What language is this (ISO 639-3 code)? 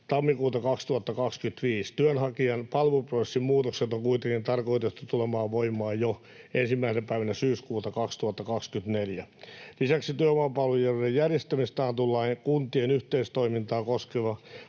fin